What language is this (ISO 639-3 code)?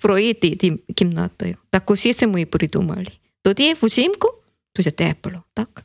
ukr